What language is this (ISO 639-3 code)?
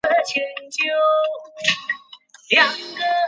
zho